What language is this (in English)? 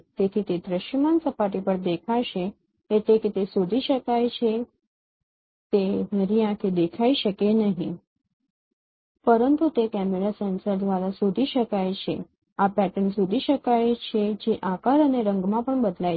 Gujarati